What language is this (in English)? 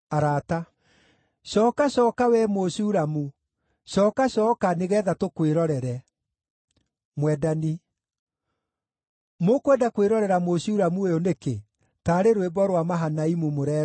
Kikuyu